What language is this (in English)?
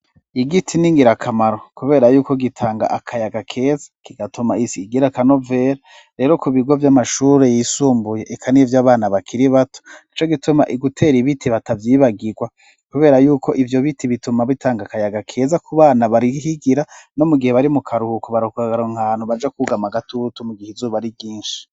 Rundi